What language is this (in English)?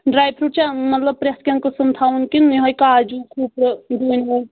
Kashmiri